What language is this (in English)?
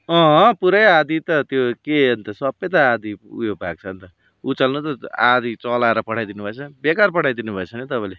Nepali